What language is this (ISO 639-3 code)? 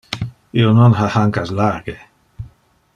ina